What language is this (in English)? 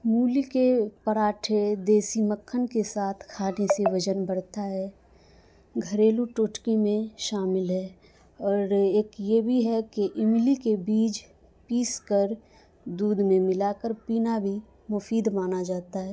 Urdu